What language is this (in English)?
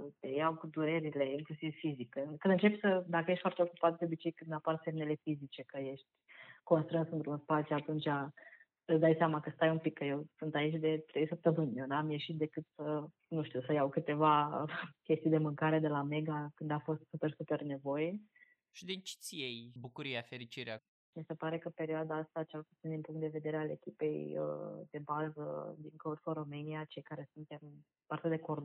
Romanian